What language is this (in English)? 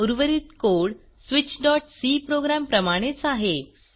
Marathi